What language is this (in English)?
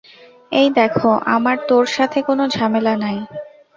Bangla